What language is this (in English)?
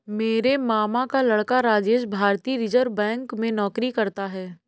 Hindi